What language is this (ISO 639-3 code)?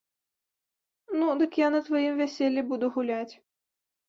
bel